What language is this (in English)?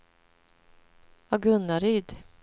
Swedish